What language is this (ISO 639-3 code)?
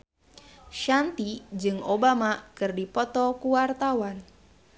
sun